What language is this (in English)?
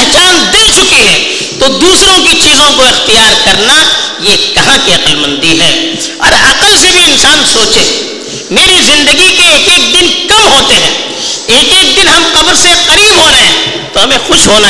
Urdu